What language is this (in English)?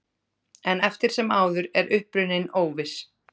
Icelandic